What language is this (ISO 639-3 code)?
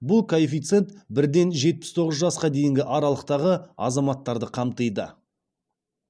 kaz